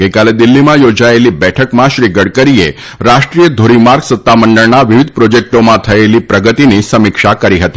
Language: Gujarati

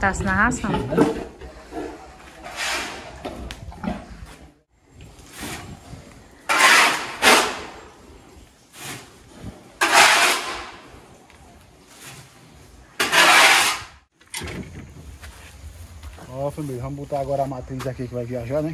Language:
Portuguese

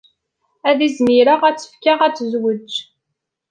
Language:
Kabyle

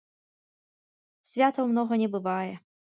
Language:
Belarusian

